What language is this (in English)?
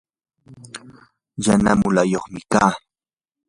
Yanahuanca Pasco Quechua